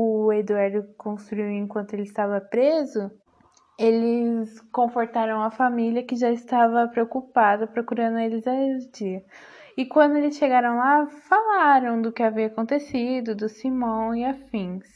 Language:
Portuguese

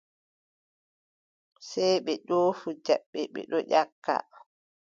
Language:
Adamawa Fulfulde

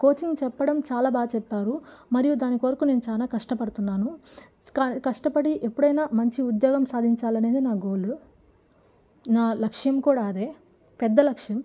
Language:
Telugu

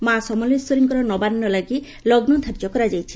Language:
Odia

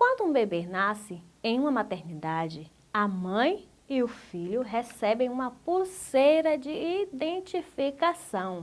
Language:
Portuguese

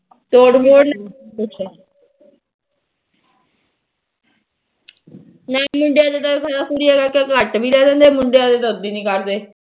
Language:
Punjabi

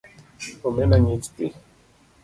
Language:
Luo (Kenya and Tanzania)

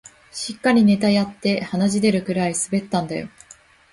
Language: Japanese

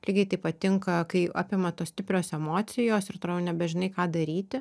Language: Lithuanian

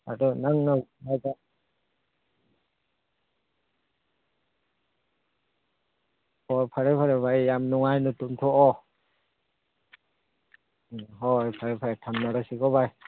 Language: Manipuri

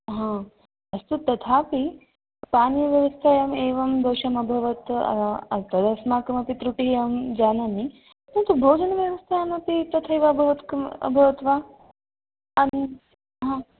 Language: Sanskrit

